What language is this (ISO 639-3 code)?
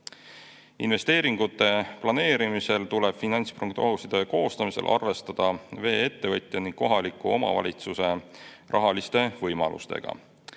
est